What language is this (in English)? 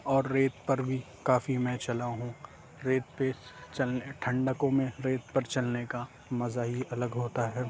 Urdu